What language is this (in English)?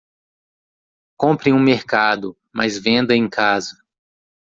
Portuguese